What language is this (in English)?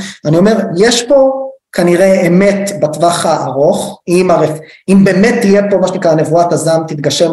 Hebrew